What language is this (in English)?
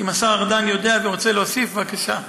Hebrew